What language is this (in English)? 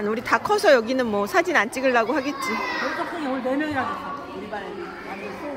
Korean